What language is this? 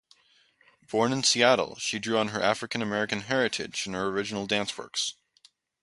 English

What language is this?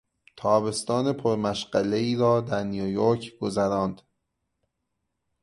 Persian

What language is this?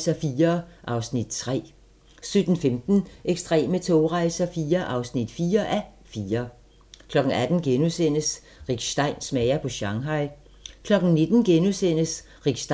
Danish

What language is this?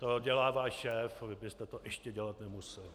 Czech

